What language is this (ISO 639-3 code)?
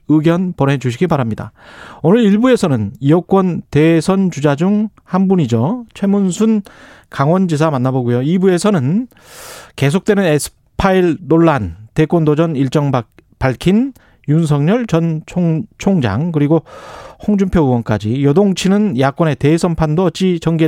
kor